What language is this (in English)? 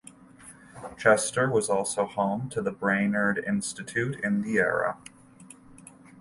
English